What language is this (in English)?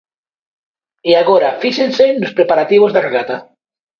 Galician